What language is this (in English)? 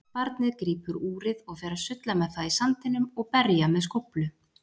Icelandic